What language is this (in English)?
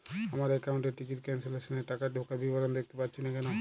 Bangla